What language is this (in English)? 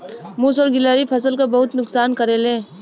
Bhojpuri